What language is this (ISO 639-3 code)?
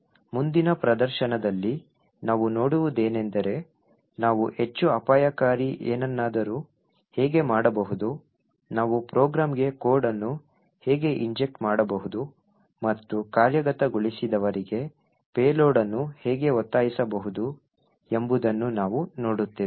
kan